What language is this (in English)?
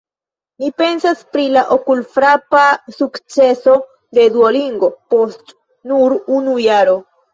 Esperanto